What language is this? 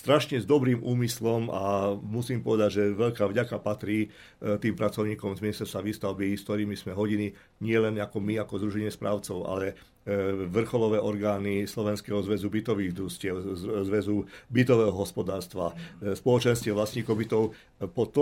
Slovak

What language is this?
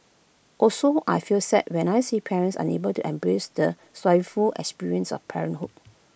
English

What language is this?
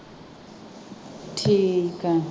Punjabi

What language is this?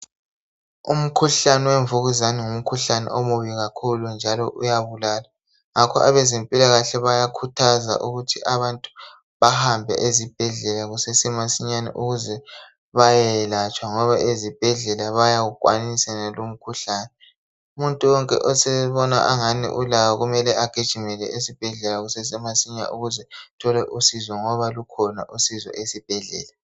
North Ndebele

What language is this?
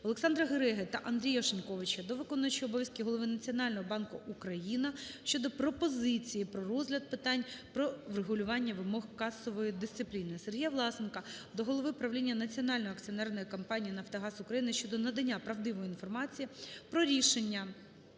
Ukrainian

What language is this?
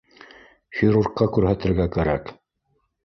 Bashkir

